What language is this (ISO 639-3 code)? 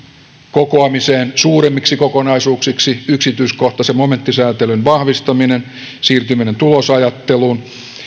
fin